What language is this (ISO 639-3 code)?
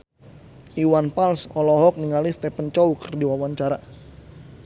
sun